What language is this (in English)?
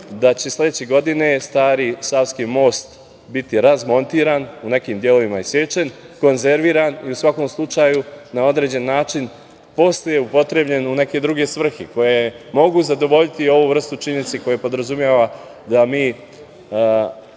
Serbian